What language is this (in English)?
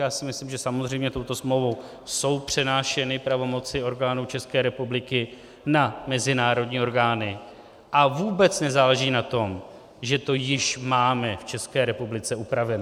Czech